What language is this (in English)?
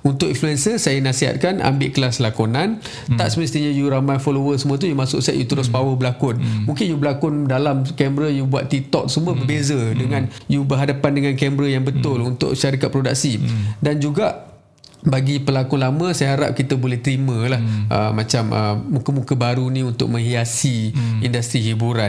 Malay